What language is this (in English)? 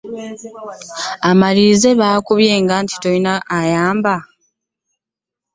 Ganda